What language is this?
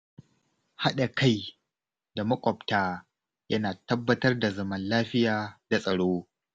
Hausa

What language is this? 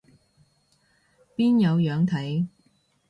Cantonese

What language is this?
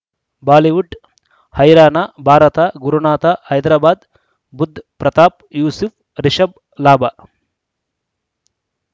Kannada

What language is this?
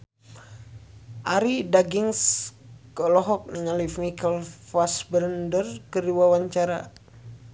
Sundanese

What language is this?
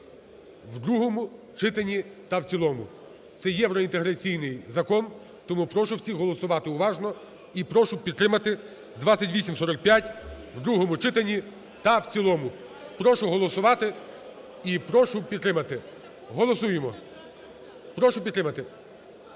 Ukrainian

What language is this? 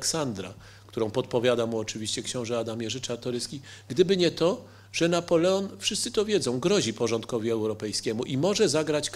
Polish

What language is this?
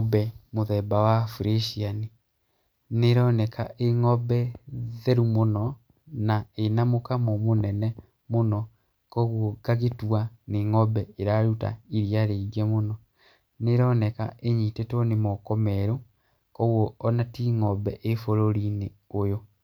Kikuyu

